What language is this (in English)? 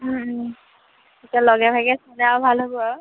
Assamese